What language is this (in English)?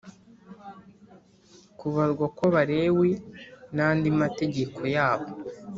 Kinyarwanda